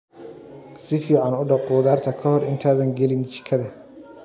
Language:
Somali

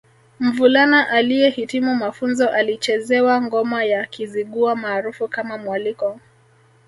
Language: Swahili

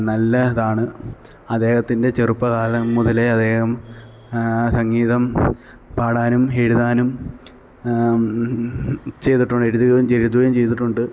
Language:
Malayalam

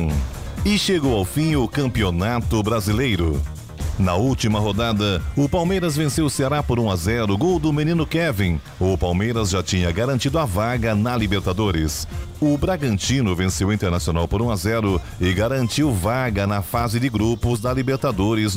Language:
Portuguese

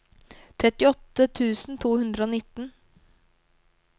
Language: Norwegian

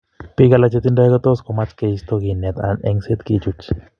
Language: Kalenjin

